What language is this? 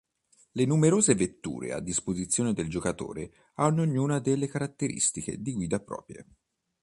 Italian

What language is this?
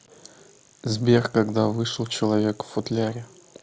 Russian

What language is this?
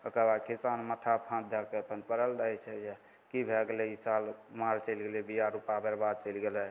Maithili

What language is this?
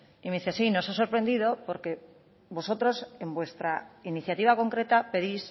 Spanish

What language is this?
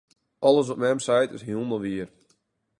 Western Frisian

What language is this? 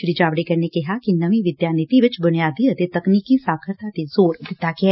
Punjabi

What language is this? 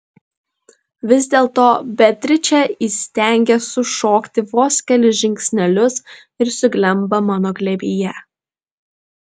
Lithuanian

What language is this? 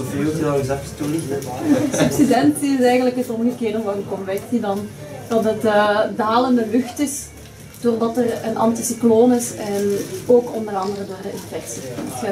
Dutch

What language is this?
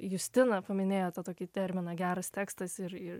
Lithuanian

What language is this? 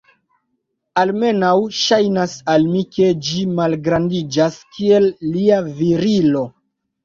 Esperanto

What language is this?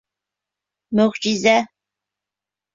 Bashkir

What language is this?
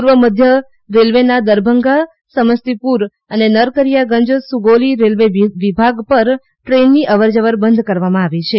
Gujarati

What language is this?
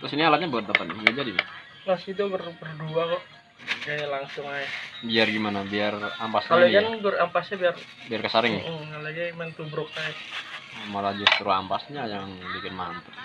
Indonesian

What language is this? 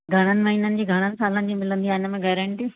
Sindhi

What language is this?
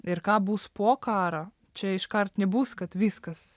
Lithuanian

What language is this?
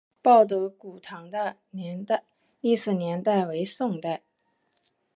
Chinese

